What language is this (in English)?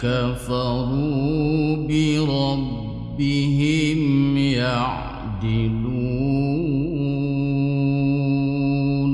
Arabic